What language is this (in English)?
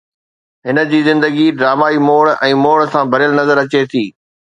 Sindhi